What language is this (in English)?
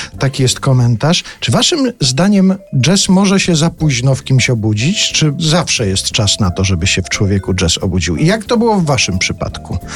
Polish